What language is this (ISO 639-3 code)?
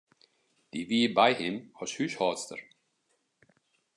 fry